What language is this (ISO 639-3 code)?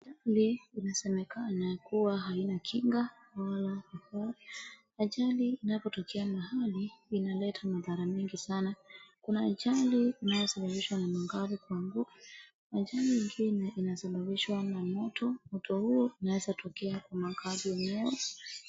swa